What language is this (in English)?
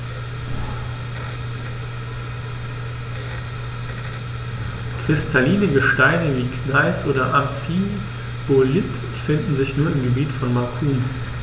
German